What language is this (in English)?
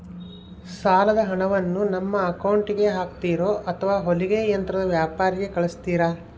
Kannada